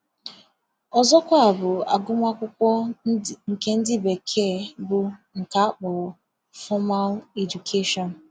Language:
Igbo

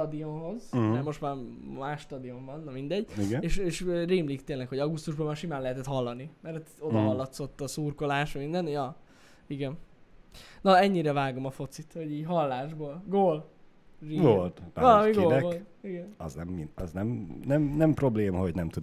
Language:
Hungarian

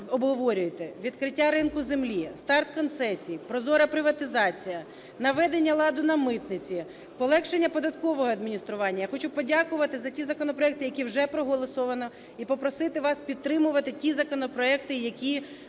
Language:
Ukrainian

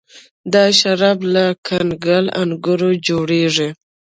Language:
Pashto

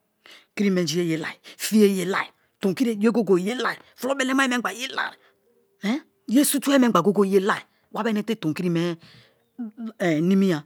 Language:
Kalabari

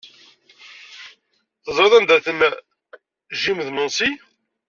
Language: Kabyle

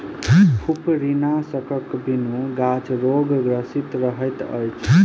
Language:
Maithili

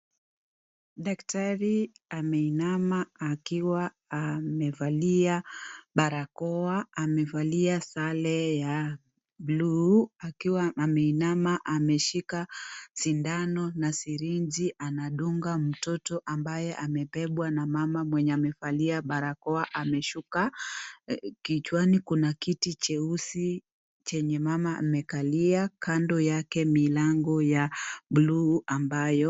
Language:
Swahili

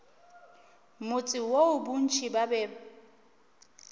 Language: Northern Sotho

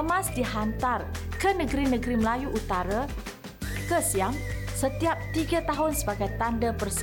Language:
Malay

